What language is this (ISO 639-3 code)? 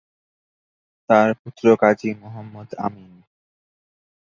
ben